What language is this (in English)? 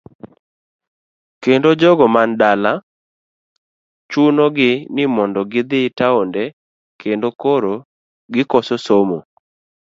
Luo (Kenya and Tanzania)